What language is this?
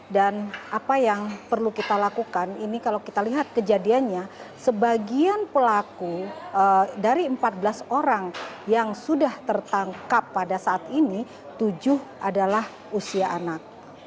Indonesian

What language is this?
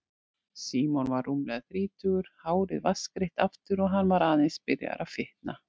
Icelandic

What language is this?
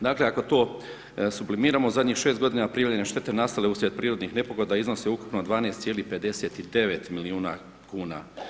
Croatian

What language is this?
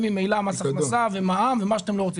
Hebrew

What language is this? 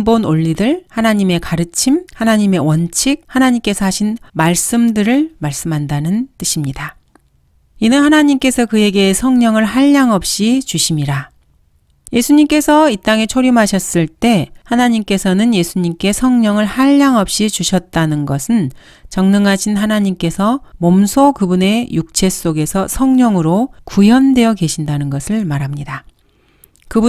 Korean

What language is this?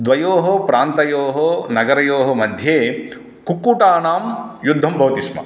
Sanskrit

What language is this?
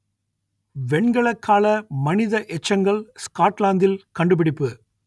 Tamil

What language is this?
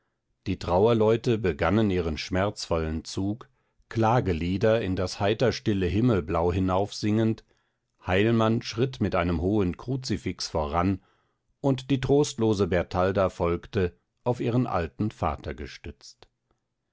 German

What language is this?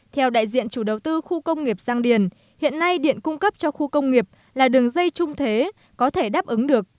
Vietnamese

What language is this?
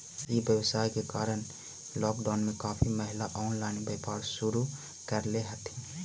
Magahi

